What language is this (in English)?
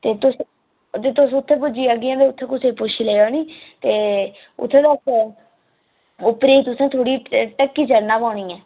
Dogri